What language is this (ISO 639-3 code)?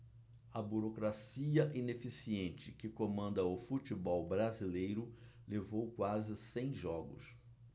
por